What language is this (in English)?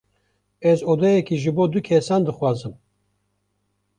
Kurdish